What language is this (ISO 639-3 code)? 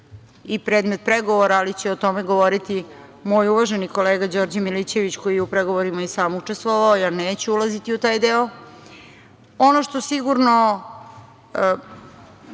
srp